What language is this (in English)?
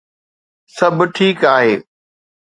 Sindhi